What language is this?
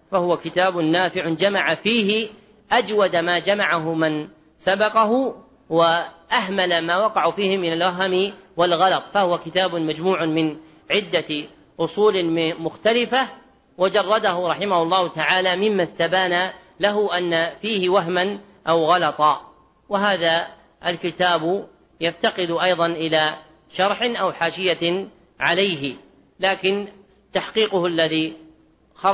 Arabic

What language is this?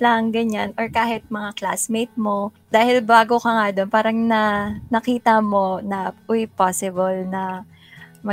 Filipino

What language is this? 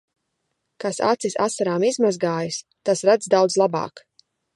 Latvian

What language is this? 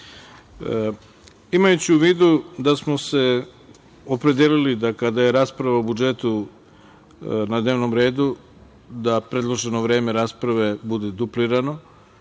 Serbian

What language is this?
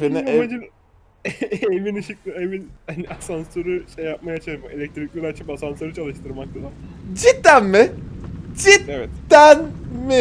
Turkish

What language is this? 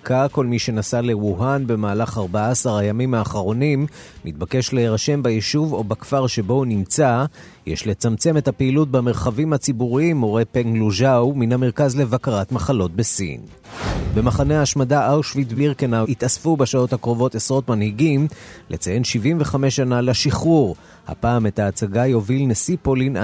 Hebrew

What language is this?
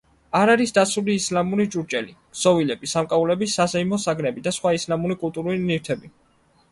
Georgian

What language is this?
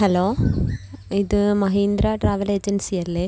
Malayalam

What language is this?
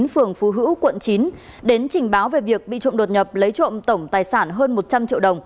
Vietnamese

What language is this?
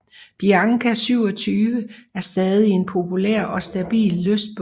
Danish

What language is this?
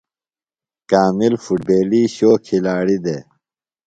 Phalura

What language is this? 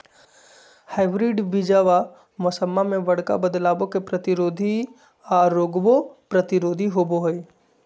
Magahi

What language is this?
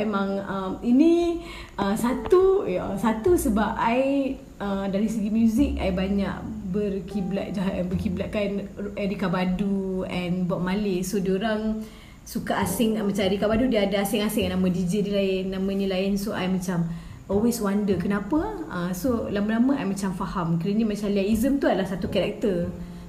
Malay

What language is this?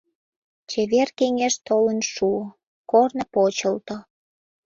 Mari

